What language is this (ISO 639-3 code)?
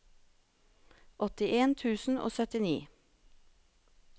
nor